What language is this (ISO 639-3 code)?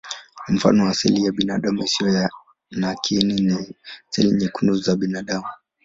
swa